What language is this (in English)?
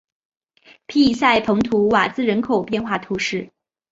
Chinese